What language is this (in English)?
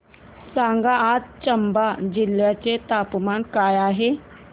Marathi